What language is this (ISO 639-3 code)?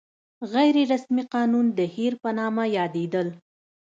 pus